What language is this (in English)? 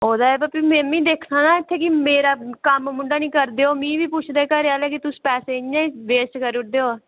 Dogri